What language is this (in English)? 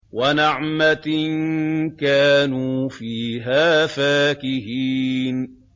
Arabic